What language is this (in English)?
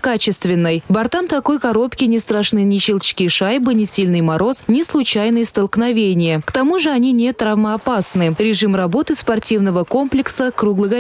Russian